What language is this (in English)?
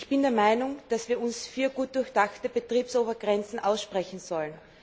German